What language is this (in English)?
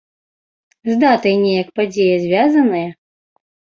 Belarusian